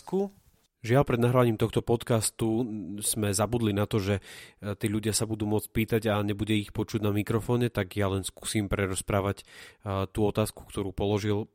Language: Slovak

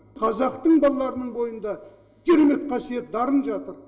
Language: Kazakh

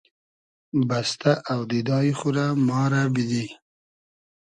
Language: Hazaragi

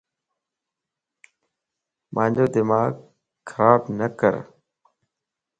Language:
Lasi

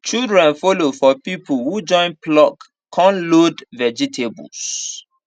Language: Nigerian Pidgin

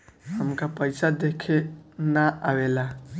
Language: Bhojpuri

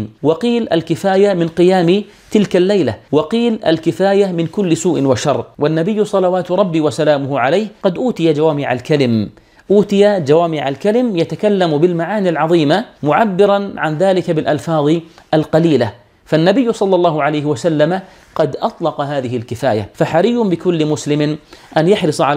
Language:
Arabic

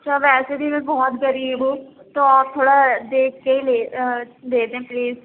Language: Urdu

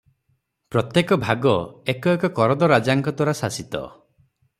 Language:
Odia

